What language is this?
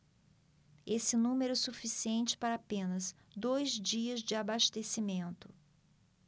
Portuguese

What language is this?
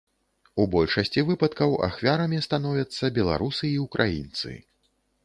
Belarusian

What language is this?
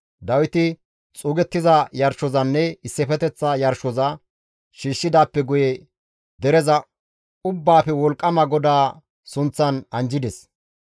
Gamo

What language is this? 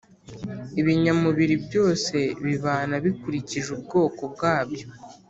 Kinyarwanda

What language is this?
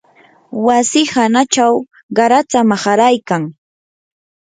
Yanahuanca Pasco Quechua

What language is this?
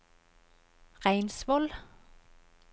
Norwegian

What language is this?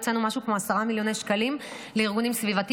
Hebrew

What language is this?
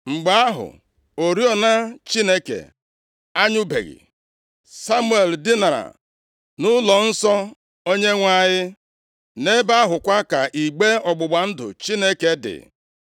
Igbo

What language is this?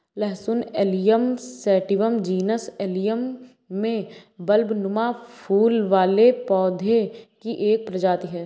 Hindi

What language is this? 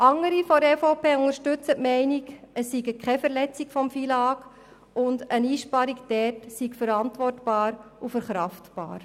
Swiss German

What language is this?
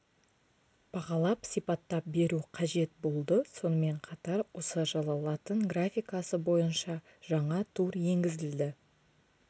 Kazakh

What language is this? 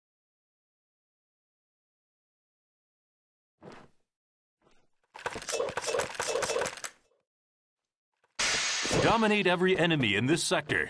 English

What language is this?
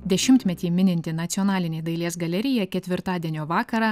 Lithuanian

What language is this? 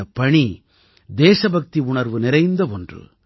Tamil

